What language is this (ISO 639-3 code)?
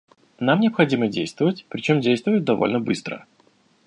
rus